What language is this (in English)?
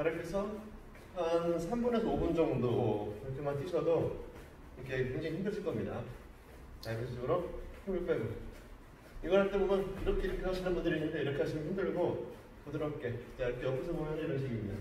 Korean